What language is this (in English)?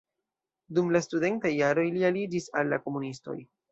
Esperanto